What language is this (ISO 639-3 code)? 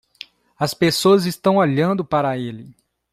por